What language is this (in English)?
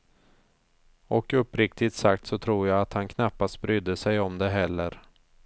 Swedish